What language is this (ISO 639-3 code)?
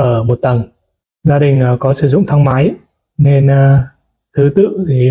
vie